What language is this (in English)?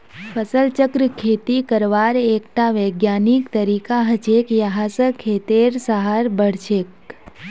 Magahi